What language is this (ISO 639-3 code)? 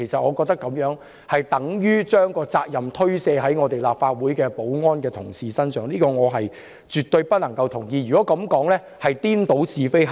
yue